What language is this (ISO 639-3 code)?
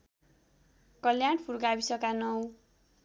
nep